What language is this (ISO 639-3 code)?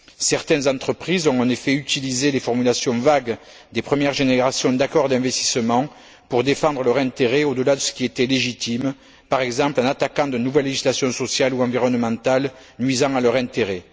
fra